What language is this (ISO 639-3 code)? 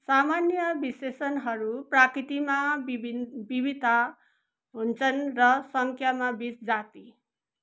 nep